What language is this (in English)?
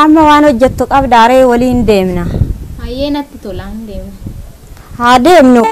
Hindi